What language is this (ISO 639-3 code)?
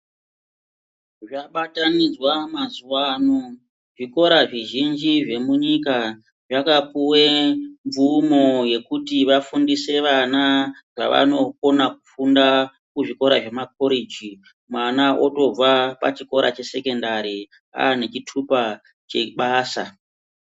ndc